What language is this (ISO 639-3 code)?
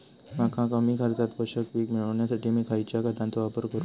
mar